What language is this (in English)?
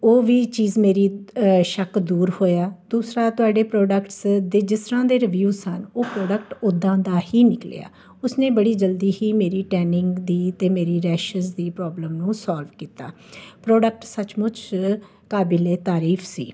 Punjabi